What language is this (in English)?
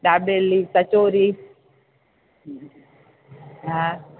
Sindhi